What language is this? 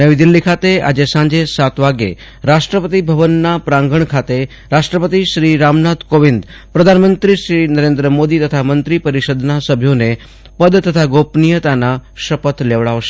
Gujarati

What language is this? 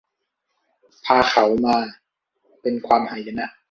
Thai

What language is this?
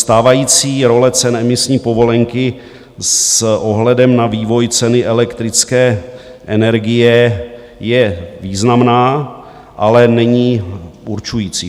Czech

